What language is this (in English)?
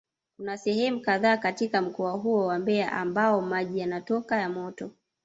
Swahili